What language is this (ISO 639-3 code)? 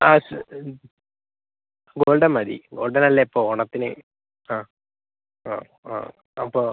mal